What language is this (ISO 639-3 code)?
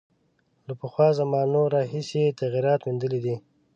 pus